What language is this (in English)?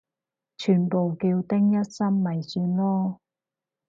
Cantonese